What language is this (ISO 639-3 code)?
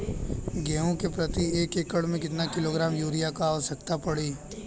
bho